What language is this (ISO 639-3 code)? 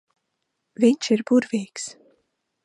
lav